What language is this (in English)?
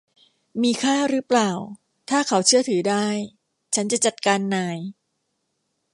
Thai